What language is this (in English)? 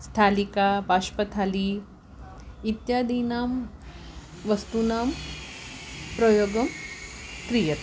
Sanskrit